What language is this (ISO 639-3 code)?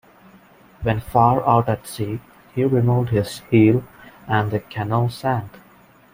eng